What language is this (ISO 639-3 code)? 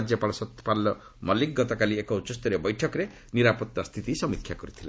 ori